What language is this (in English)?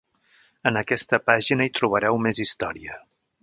Catalan